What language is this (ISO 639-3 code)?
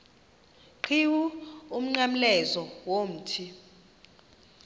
xho